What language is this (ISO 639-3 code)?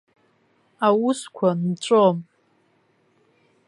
abk